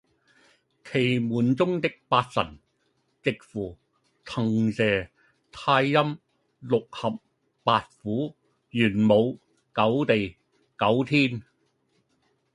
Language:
Cantonese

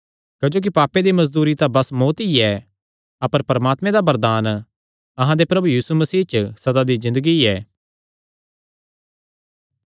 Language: Kangri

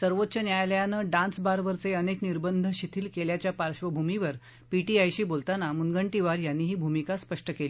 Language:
Marathi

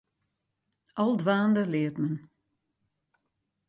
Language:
Western Frisian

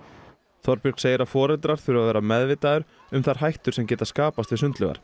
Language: Icelandic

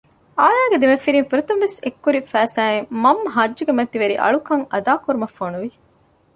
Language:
Divehi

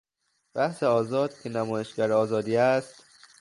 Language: Persian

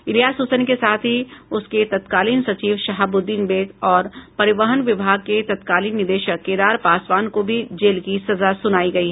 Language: Hindi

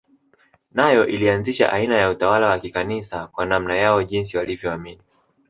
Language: Swahili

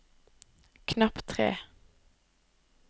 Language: Norwegian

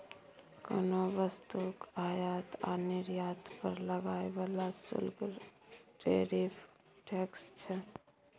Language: Maithili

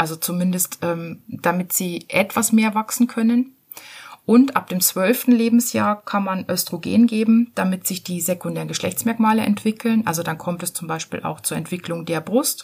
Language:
German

